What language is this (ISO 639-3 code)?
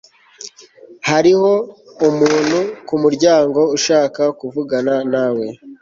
kin